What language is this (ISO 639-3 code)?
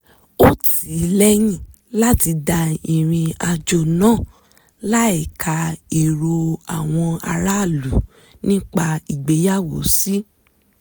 yor